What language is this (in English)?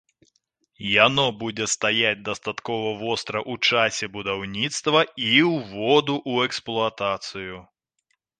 Belarusian